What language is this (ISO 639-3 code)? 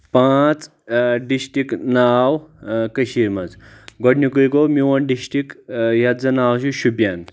kas